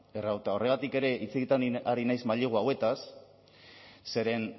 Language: Basque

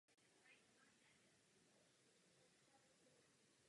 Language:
Czech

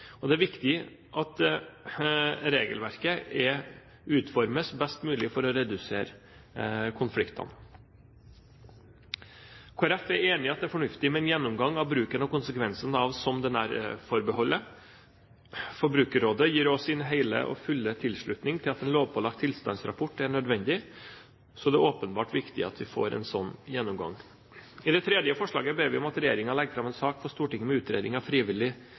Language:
Norwegian Bokmål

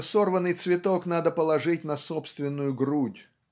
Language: Russian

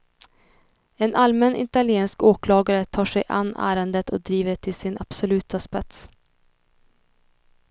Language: Swedish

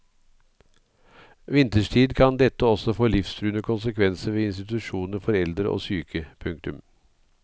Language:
Norwegian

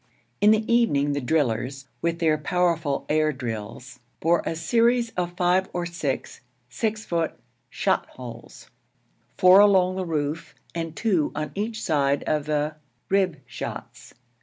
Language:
English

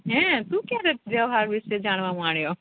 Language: Gujarati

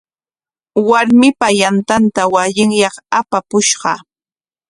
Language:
Corongo Ancash Quechua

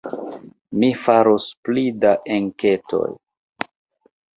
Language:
Esperanto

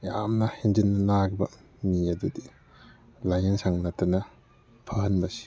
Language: Manipuri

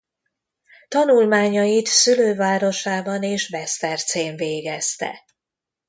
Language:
Hungarian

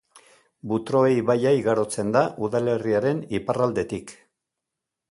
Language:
Basque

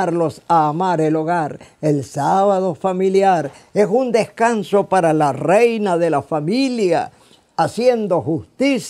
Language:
Spanish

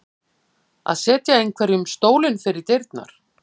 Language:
Icelandic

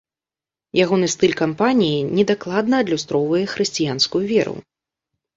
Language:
Belarusian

